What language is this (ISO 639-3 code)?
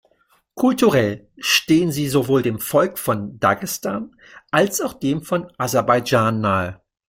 deu